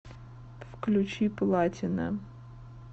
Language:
Russian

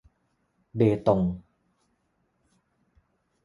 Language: Thai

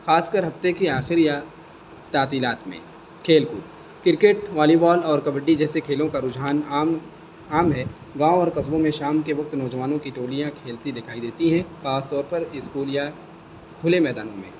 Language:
Urdu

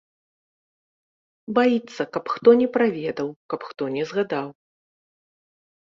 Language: Belarusian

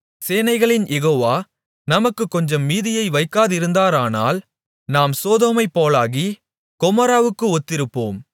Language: Tamil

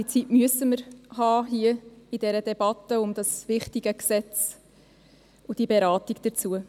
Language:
Swiss German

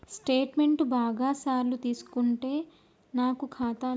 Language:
Telugu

